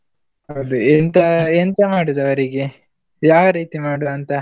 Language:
Kannada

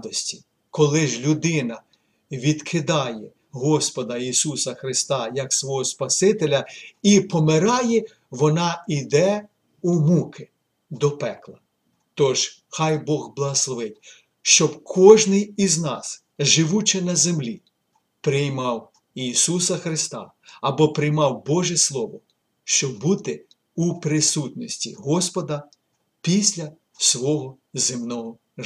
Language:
Ukrainian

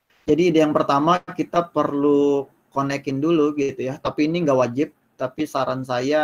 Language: Indonesian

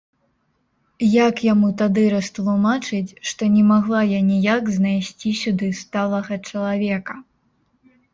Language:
Belarusian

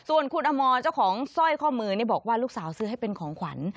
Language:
Thai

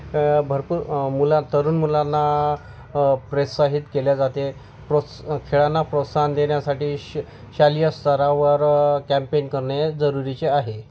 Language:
Marathi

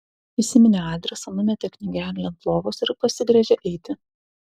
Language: Lithuanian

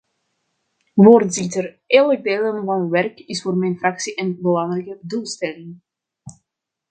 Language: Dutch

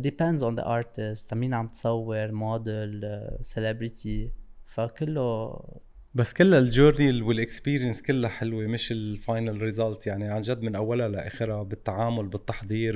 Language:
Arabic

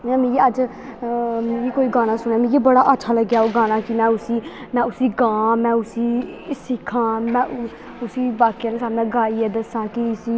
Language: Dogri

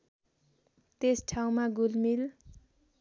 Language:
Nepali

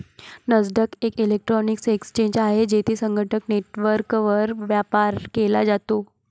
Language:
Marathi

